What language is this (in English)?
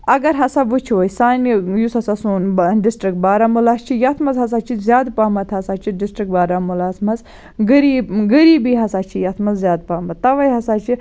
Kashmiri